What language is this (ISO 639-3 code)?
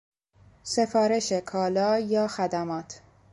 fas